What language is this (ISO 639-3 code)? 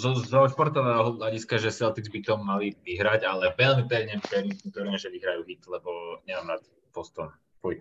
slk